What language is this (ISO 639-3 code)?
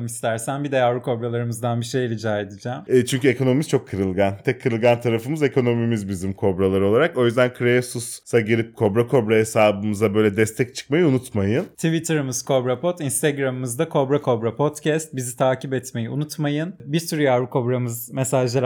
tur